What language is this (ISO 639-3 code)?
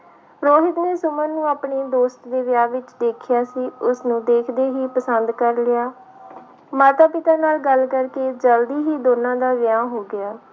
pan